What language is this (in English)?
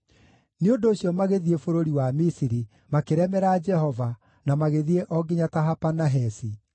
Kikuyu